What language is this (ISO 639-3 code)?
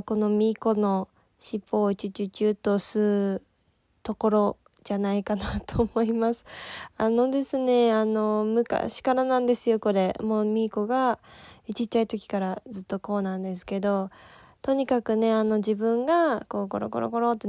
jpn